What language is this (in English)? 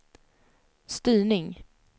Swedish